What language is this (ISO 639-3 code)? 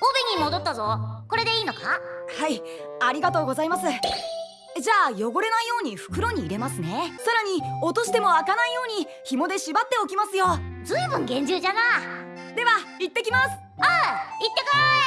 jpn